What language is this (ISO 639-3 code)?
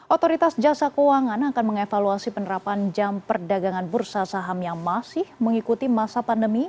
ind